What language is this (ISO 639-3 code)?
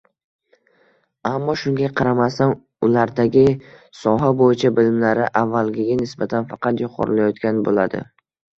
uzb